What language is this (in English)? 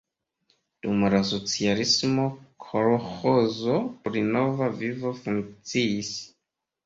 Esperanto